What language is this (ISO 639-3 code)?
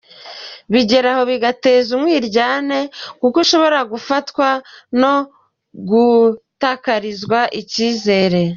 kin